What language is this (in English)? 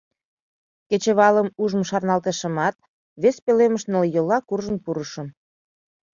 Mari